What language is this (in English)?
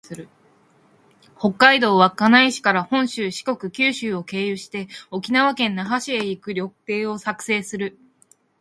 Japanese